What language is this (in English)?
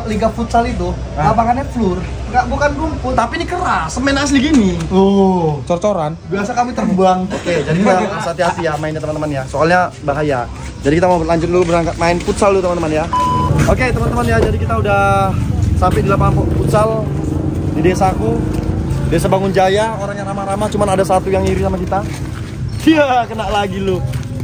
Indonesian